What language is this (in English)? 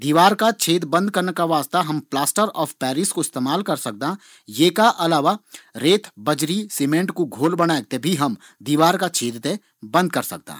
Garhwali